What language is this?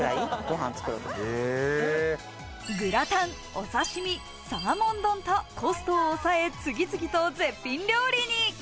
Japanese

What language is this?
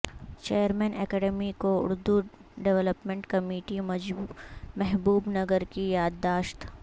Urdu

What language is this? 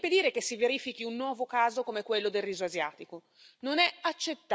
Italian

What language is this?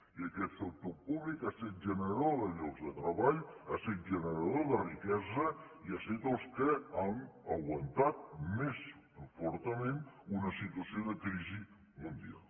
Catalan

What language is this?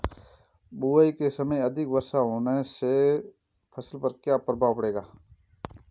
Hindi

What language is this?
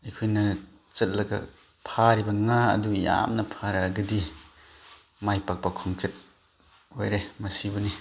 Manipuri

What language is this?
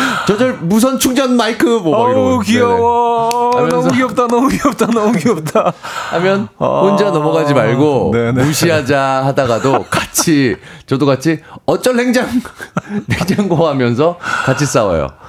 Korean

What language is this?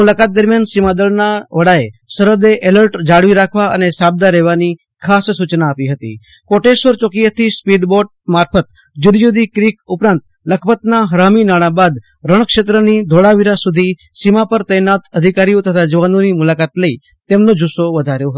Gujarati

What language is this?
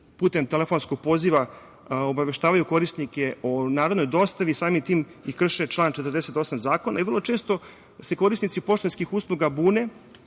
Serbian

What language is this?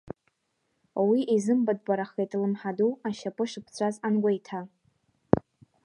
Abkhazian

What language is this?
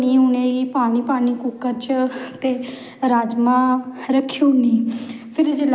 Dogri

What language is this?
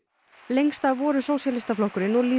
Icelandic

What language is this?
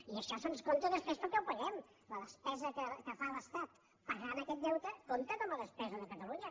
Catalan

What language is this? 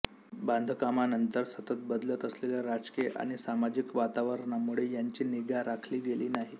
Marathi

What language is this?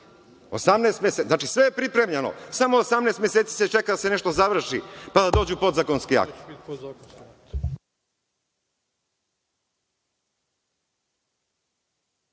Serbian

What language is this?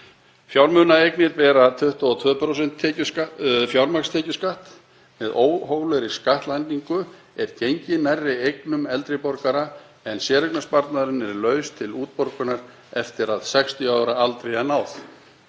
Icelandic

